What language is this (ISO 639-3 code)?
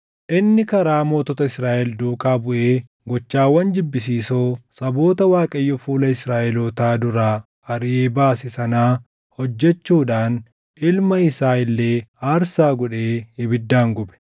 orm